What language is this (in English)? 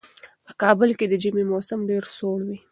Pashto